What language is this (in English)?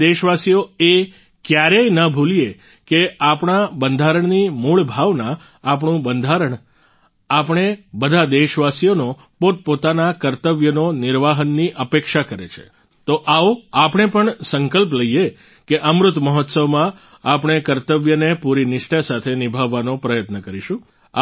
Gujarati